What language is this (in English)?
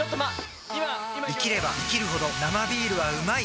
Japanese